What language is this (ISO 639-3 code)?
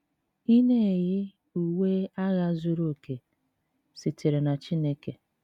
ibo